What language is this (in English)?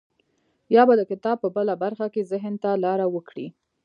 Pashto